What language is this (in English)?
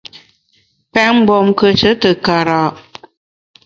Bamun